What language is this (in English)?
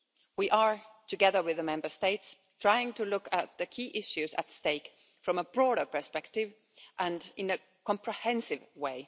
English